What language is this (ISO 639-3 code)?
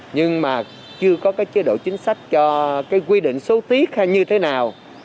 vie